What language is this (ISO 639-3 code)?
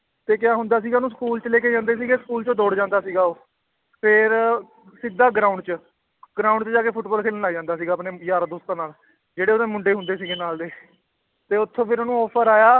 pan